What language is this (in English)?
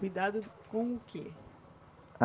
Portuguese